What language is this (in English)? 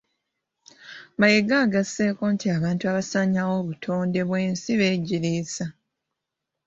Ganda